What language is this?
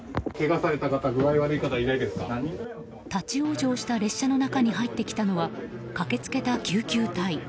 Japanese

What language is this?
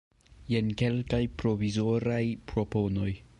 Esperanto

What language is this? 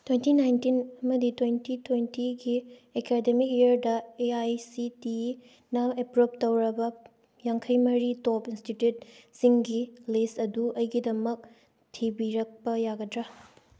Manipuri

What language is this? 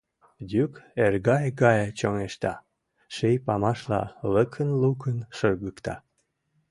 Mari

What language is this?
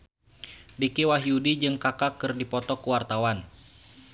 Sundanese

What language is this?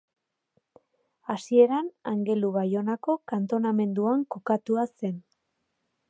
Basque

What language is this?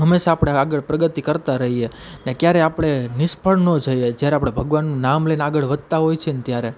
Gujarati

